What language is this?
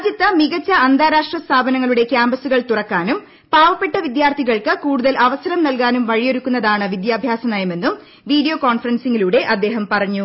Malayalam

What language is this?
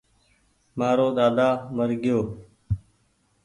Goaria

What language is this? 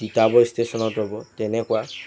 Assamese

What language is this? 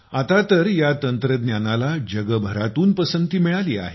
Marathi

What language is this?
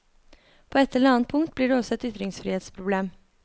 Norwegian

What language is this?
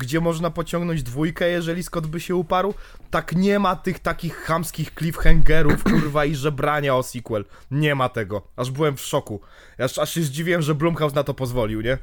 Polish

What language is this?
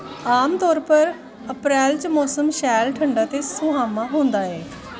Dogri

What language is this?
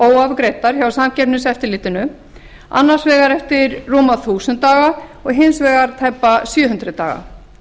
Icelandic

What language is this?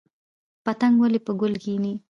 Pashto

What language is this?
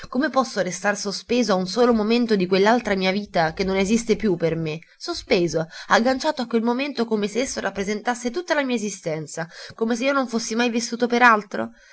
Italian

